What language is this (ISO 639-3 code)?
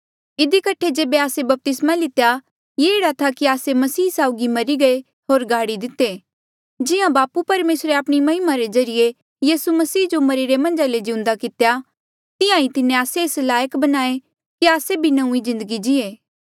mjl